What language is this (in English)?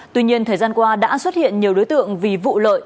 Vietnamese